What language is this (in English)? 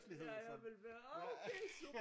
Danish